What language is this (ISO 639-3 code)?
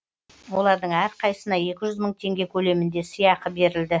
kaz